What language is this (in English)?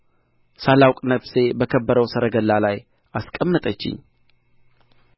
Amharic